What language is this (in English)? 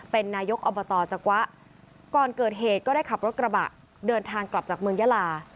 Thai